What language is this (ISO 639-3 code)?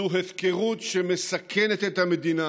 heb